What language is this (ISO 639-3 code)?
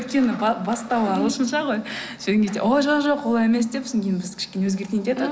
kaz